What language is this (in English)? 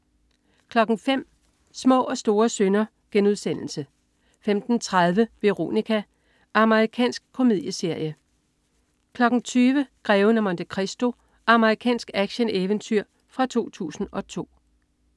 Danish